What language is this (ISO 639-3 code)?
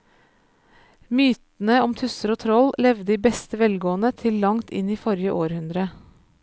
nor